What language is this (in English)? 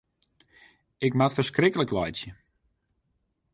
Western Frisian